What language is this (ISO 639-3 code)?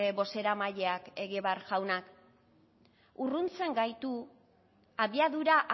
eus